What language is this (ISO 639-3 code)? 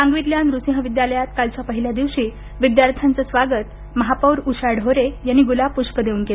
mar